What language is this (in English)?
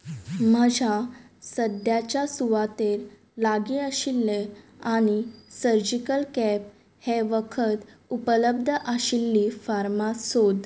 Konkani